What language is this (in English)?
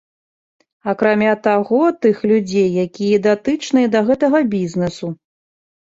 Belarusian